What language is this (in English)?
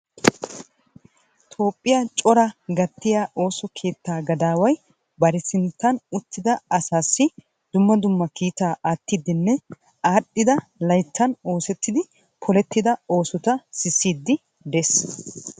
Wolaytta